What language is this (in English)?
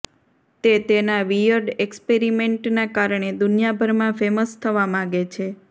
Gujarati